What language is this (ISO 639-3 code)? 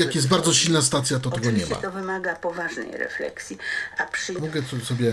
pol